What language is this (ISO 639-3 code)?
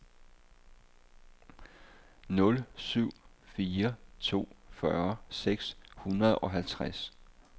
dan